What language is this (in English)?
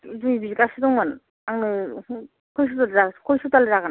Bodo